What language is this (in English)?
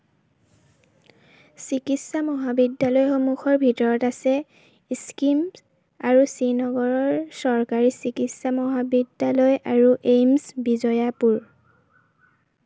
Assamese